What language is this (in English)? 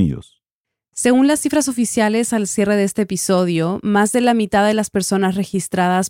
Spanish